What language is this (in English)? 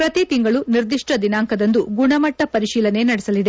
Kannada